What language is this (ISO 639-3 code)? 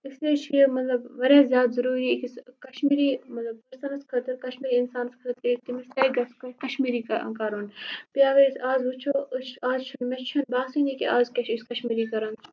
kas